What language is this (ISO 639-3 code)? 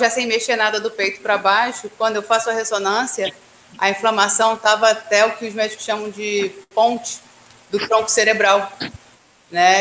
por